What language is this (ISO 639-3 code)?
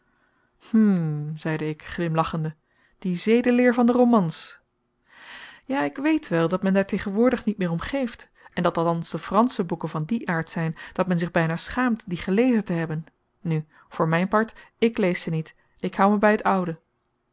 nld